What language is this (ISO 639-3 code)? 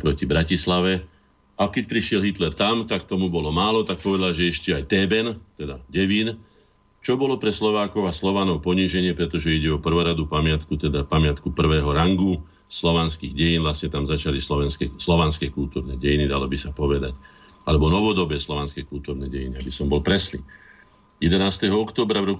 slk